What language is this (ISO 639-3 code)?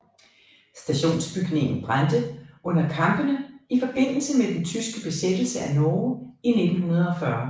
dan